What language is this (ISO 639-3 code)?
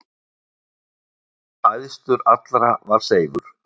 isl